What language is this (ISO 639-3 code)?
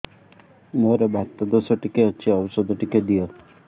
ori